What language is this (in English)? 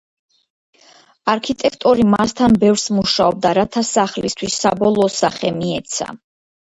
Georgian